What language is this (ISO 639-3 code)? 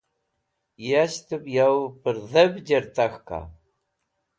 wbl